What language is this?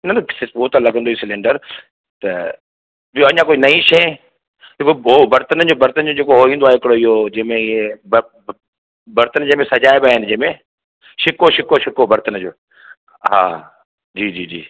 Sindhi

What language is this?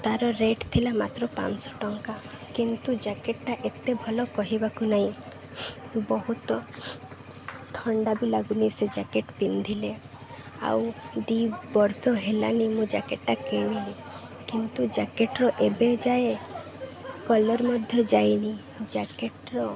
Odia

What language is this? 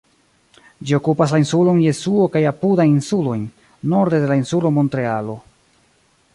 Esperanto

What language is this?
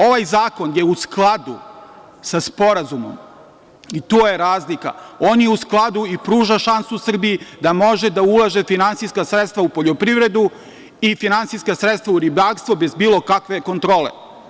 Serbian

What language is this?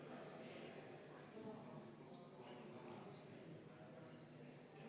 Estonian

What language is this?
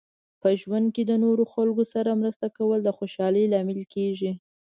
Pashto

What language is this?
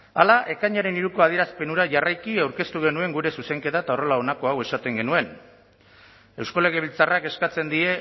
Basque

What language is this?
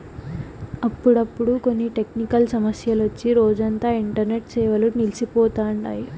Telugu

